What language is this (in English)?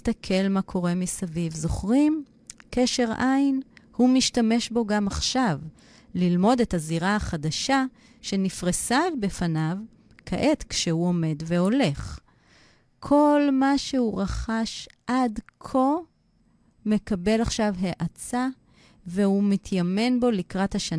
Hebrew